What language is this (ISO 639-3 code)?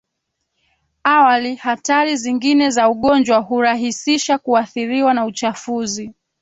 swa